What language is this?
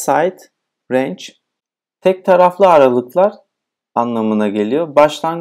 Turkish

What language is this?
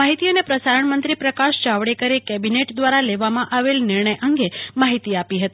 Gujarati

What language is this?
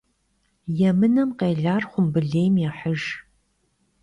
Kabardian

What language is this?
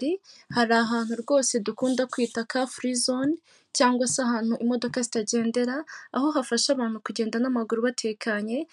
Kinyarwanda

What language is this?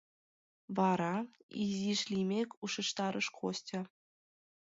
Mari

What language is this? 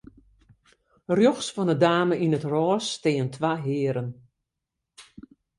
Western Frisian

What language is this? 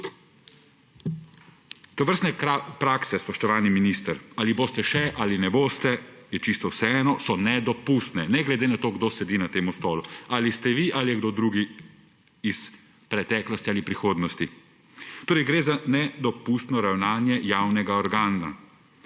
Slovenian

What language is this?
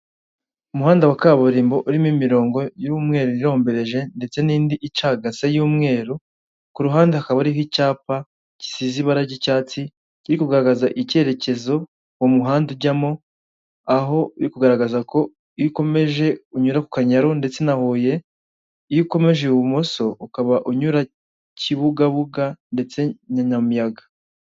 Kinyarwanda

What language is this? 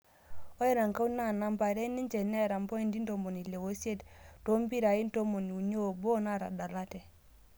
Masai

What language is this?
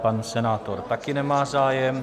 Czech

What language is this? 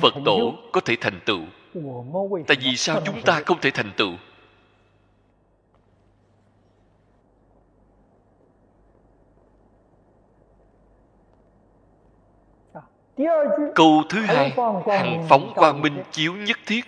Vietnamese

